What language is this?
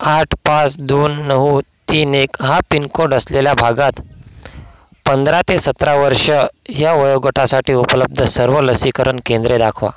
Marathi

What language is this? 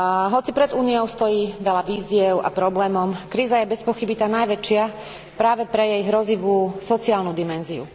Slovak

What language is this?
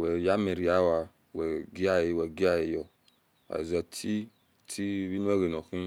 Esan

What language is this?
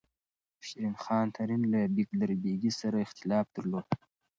Pashto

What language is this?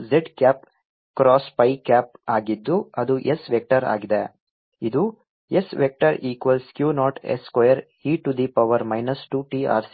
Kannada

